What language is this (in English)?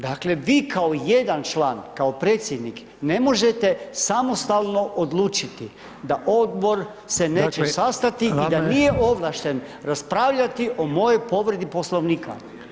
Croatian